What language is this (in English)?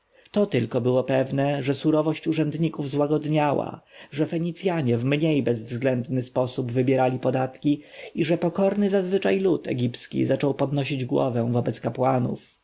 Polish